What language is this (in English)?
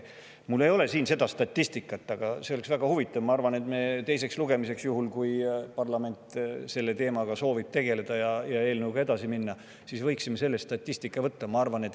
Estonian